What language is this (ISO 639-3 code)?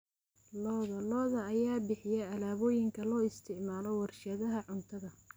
som